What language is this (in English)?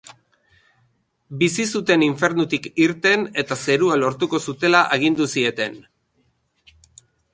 Basque